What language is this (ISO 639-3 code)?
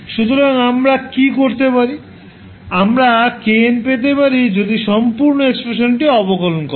ben